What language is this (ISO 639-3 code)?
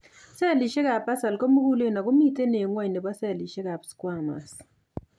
kln